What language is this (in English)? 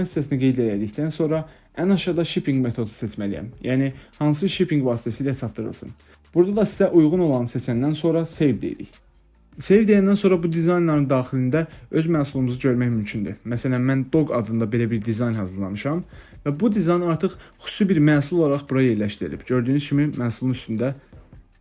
Turkish